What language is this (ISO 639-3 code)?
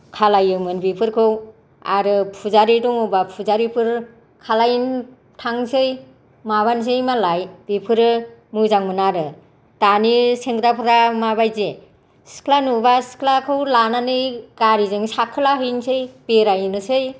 brx